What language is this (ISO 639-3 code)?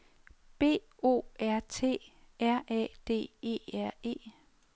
dan